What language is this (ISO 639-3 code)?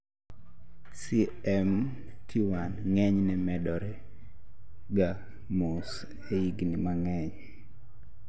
luo